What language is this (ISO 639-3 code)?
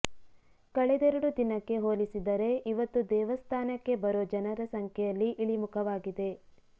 kan